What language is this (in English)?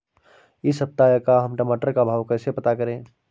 Hindi